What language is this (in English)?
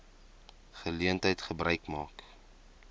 Afrikaans